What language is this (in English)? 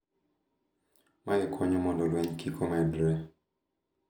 Luo (Kenya and Tanzania)